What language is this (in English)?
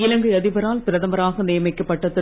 Tamil